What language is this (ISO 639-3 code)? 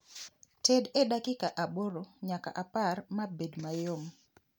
luo